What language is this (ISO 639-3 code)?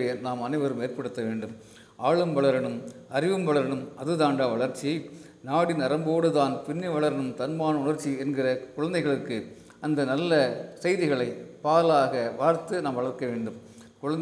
tam